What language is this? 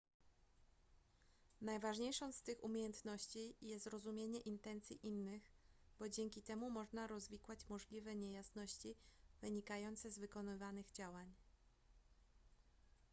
Polish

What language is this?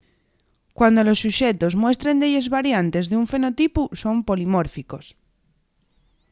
Asturian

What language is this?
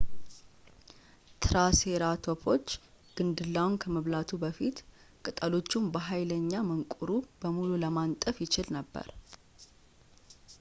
Amharic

